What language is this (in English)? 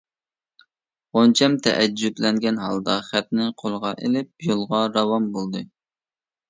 Uyghur